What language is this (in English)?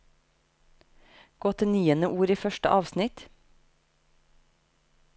Norwegian